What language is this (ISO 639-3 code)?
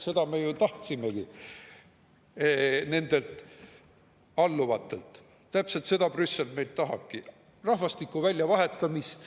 est